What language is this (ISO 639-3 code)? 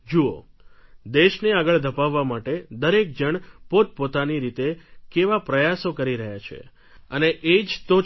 guj